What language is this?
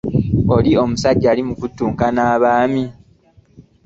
Ganda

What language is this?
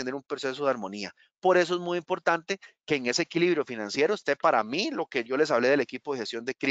Spanish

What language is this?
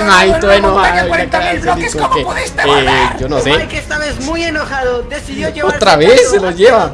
Spanish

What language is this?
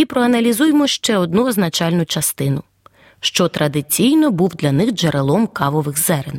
Ukrainian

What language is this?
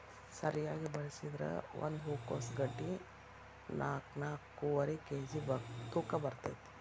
Kannada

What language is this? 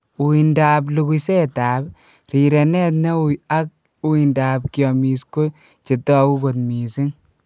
Kalenjin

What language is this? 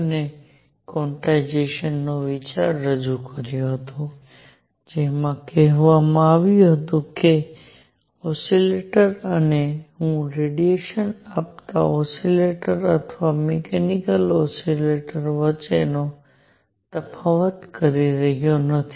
Gujarati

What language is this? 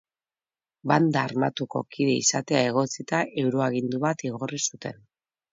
Basque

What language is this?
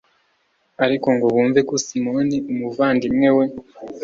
Kinyarwanda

